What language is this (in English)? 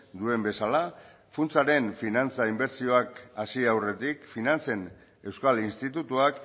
Basque